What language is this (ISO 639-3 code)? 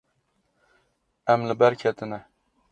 kur